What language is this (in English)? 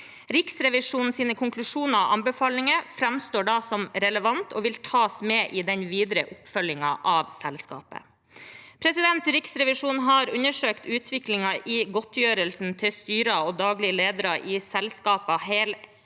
Norwegian